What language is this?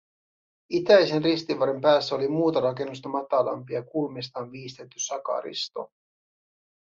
Finnish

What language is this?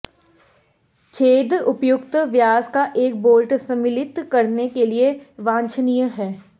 Hindi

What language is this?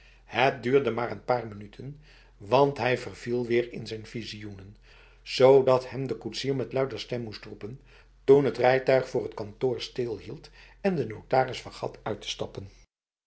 Dutch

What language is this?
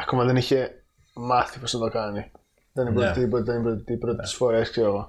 Greek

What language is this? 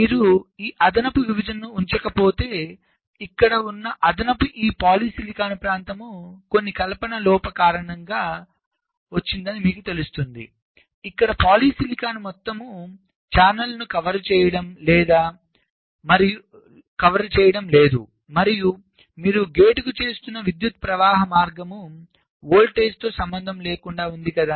Telugu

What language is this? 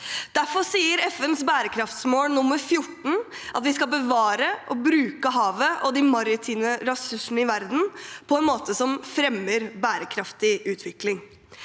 Norwegian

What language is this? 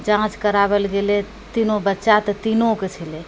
Maithili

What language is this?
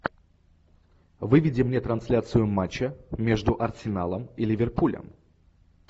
Russian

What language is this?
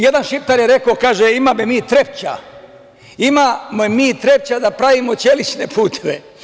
Serbian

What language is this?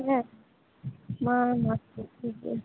Santali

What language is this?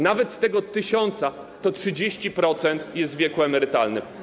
Polish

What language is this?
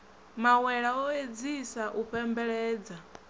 Venda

